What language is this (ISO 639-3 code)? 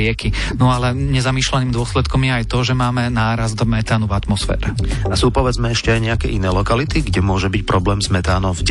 slk